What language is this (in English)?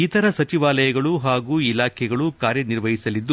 Kannada